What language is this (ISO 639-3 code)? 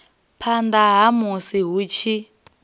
ven